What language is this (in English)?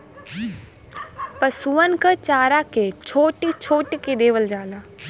Bhojpuri